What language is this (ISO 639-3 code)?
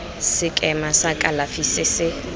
tsn